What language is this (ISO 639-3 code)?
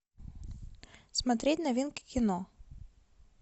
rus